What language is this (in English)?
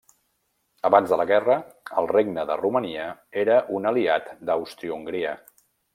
Catalan